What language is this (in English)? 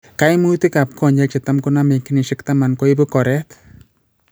Kalenjin